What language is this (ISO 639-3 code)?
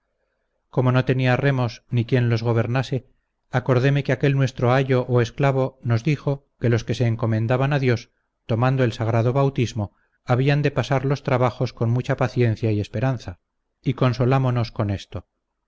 spa